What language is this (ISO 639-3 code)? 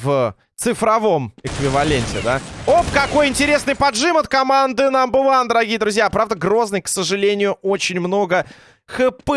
rus